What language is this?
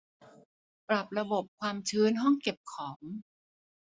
Thai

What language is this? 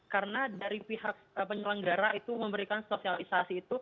Indonesian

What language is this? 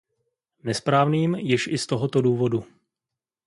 Czech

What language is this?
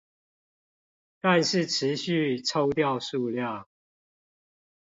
Chinese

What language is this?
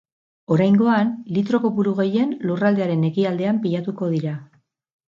Basque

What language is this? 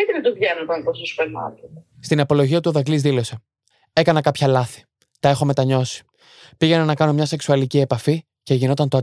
Greek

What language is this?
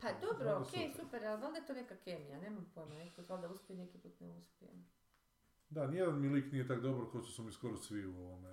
Croatian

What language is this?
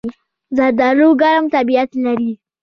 Pashto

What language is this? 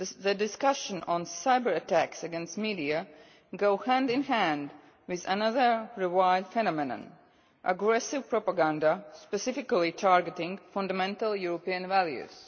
English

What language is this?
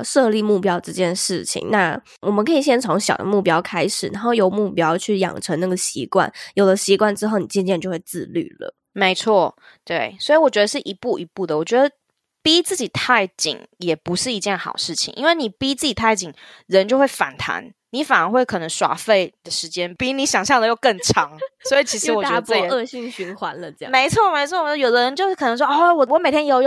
Chinese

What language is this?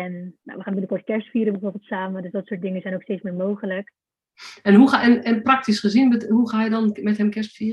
Dutch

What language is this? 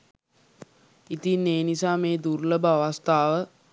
Sinhala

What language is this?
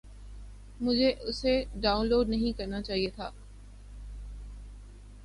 Urdu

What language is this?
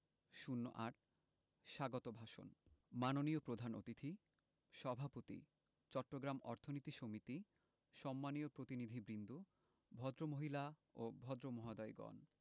Bangla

